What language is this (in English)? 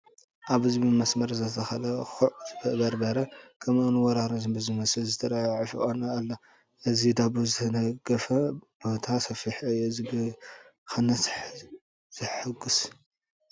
Tigrinya